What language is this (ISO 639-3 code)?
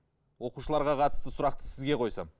kaz